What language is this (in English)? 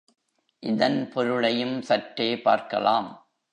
Tamil